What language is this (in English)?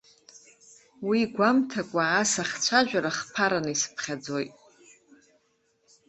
Abkhazian